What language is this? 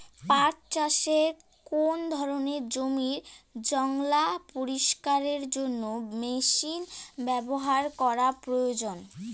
Bangla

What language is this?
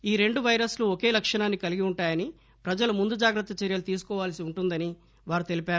Telugu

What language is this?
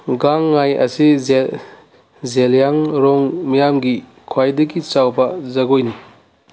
Manipuri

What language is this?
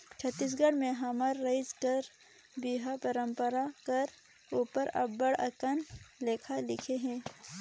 Chhattisgarhi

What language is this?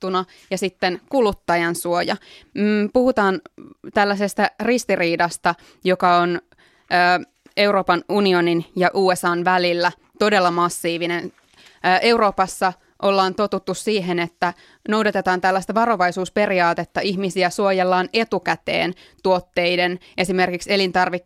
Finnish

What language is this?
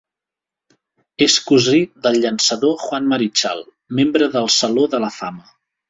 Catalan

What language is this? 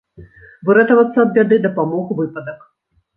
Belarusian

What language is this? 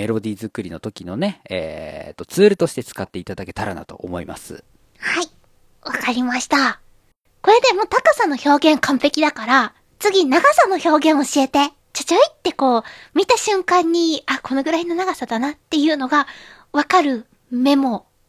Japanese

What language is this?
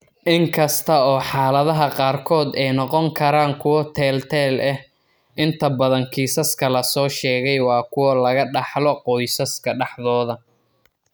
Somali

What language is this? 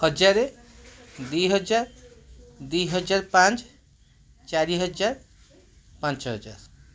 Odia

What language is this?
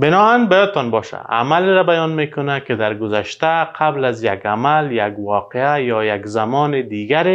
Persian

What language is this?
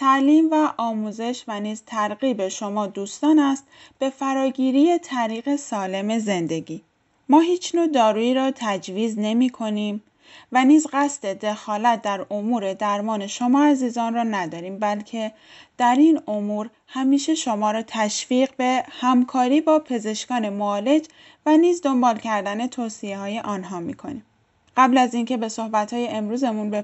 Persian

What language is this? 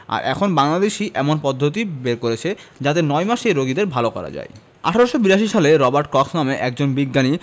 Bangla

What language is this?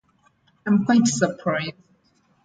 English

